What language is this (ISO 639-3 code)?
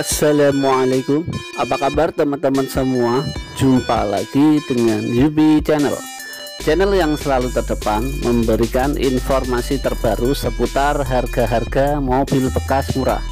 ind